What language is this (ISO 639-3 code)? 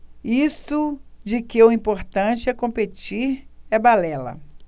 por